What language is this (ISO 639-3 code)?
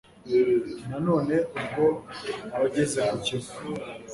kin